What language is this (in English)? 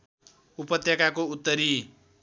Nepali